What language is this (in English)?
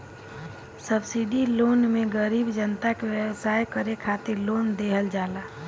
Bhojpuri